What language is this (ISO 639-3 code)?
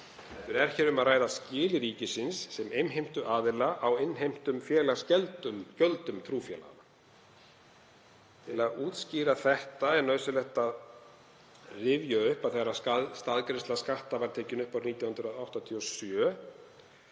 isl